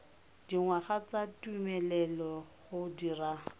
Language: Tswana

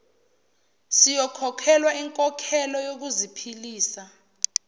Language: Zulu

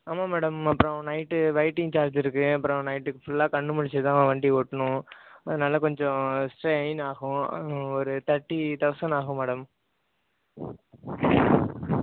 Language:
Tamil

